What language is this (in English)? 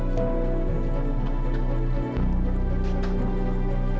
Indonesian